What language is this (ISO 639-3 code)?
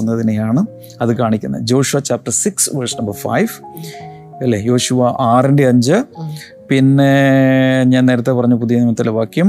mal